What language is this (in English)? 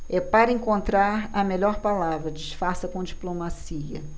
Portuguese